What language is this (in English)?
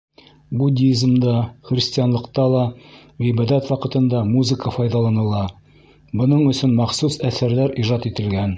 Bashkir